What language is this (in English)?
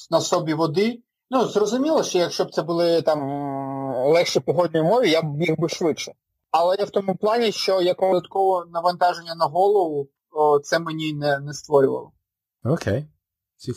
Ukrainian